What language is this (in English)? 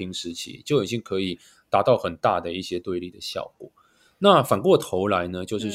Chinese